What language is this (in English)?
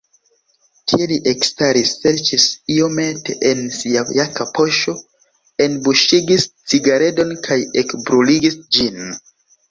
Esperanto